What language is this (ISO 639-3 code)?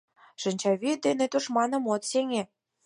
chm